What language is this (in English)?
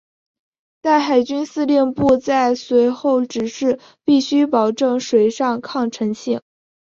Chinese